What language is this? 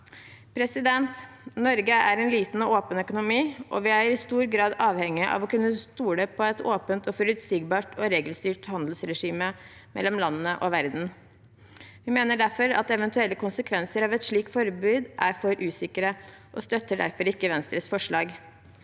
Norwegian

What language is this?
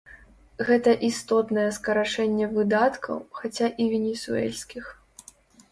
Belarusian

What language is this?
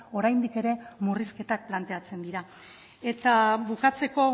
Basque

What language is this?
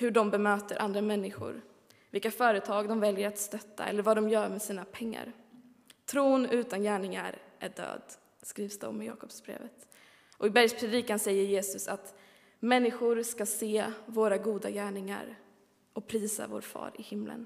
Swedish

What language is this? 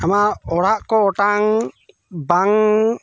Santali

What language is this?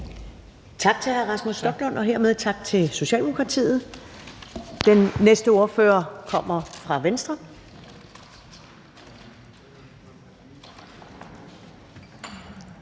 Danish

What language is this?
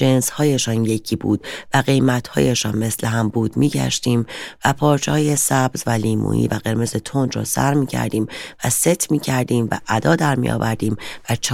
Persian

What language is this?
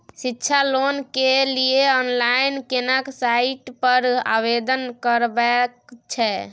Maithili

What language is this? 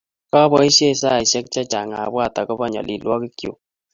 Kalenjin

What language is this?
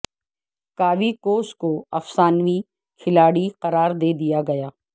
Urdu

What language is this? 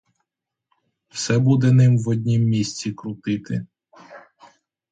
Ukrainian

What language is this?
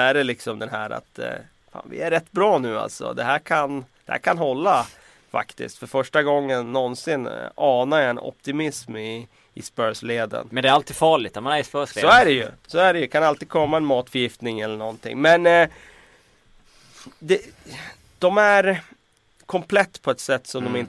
Swedish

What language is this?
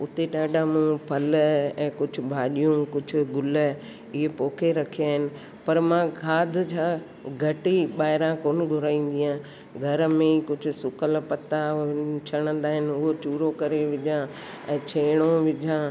Sindhi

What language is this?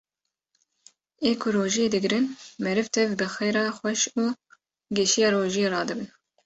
Kurdish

